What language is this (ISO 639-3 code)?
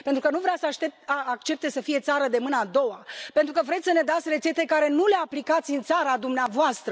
ron